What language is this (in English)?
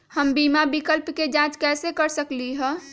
Magahi